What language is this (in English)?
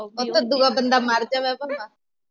Punjabi